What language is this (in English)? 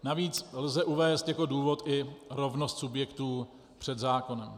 Czech